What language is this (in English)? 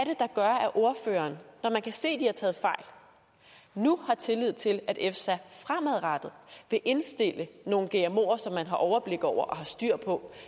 Danish